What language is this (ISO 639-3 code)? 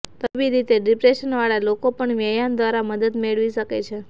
guj